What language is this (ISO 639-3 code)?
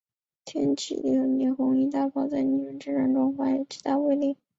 zho